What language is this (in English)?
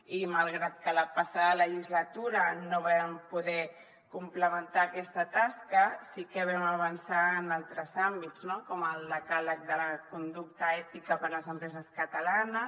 Catalan